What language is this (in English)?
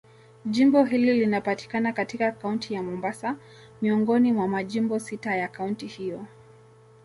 Swahili